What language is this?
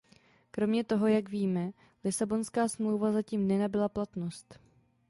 Czech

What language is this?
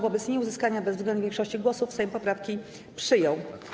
Polish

